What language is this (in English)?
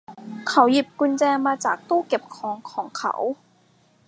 Thai